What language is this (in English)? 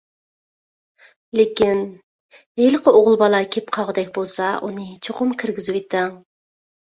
Uyghur